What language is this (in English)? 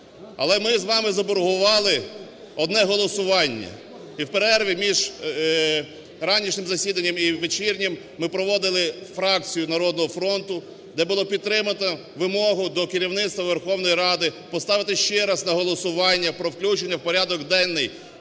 Ukrainian